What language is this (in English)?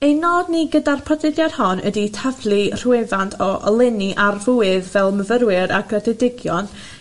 Welsh